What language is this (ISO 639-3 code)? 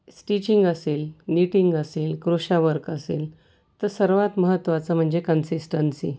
mar